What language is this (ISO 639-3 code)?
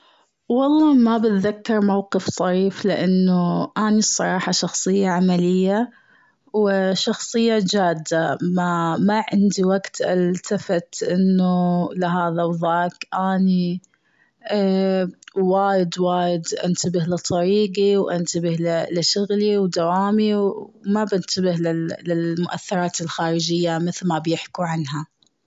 afb